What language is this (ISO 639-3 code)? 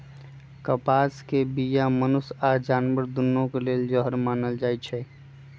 mag